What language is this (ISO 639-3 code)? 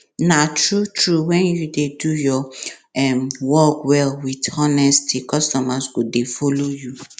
pcm